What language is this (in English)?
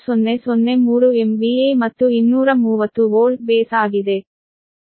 Kannada